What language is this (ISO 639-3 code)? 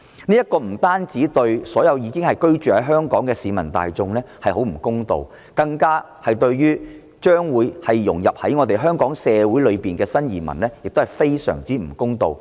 yue